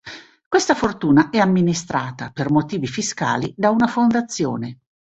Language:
Italian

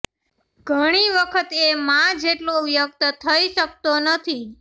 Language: Gujarati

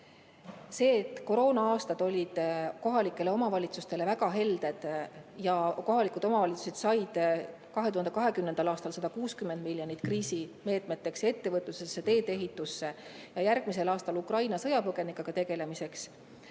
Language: Estonian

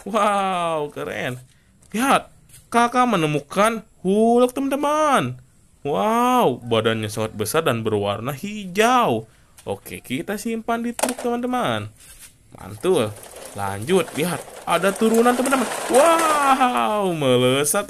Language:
Indonesian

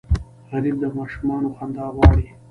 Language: Pashto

